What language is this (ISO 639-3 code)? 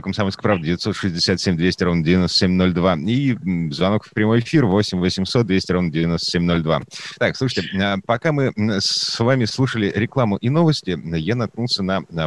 rus